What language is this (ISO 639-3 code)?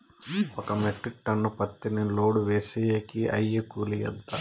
tel